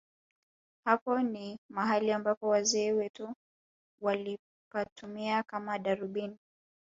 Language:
Swahili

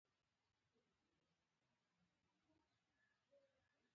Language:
Pashto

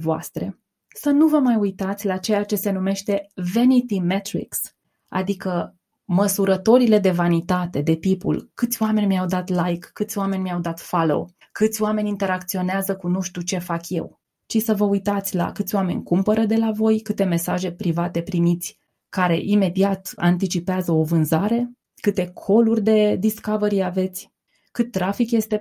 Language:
Romanian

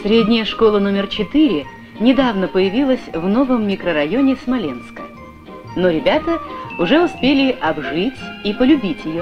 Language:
Russian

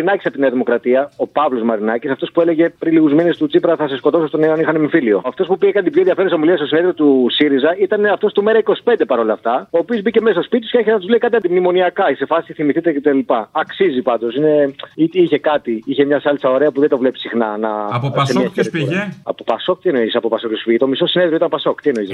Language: Greek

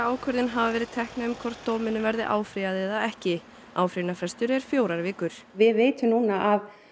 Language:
Icelandic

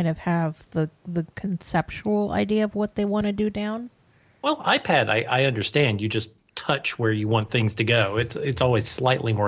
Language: English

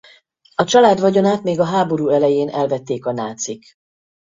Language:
Hungarian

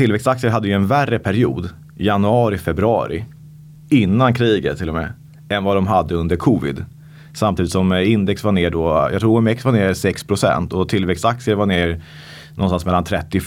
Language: Swedish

